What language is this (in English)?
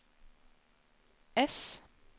Norwegian